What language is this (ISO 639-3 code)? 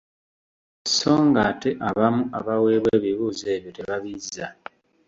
lug